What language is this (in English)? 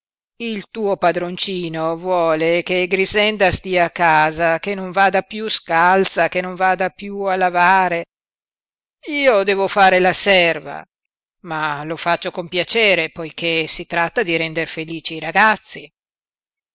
Italian